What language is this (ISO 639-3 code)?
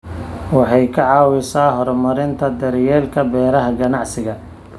som